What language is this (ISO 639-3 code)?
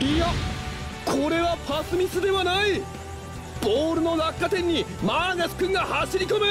jpn